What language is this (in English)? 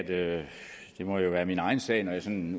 Danish